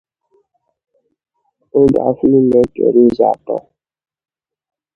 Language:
Igbo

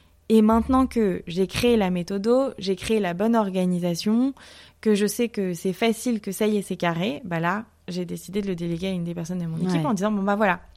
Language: French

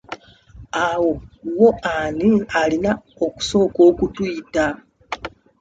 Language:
Ganda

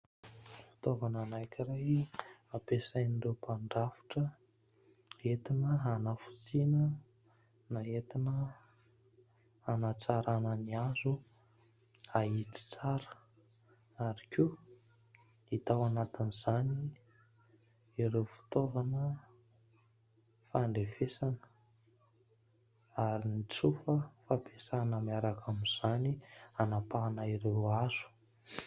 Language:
Malagasy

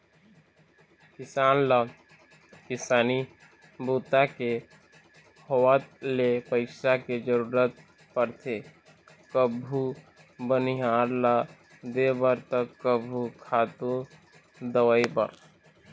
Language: Chhattisgarhi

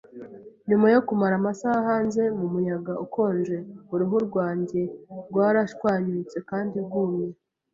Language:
Kinyarwanda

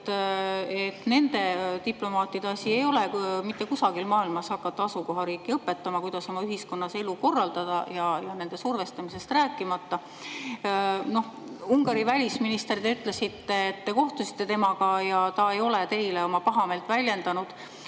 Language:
Estonian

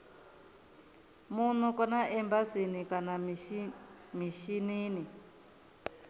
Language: Venda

